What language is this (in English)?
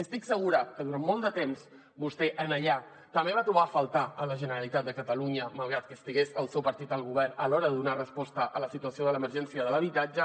Catalan